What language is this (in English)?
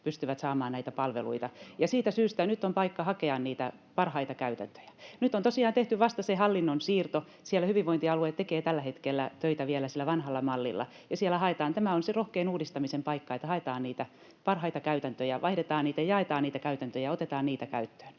Finnish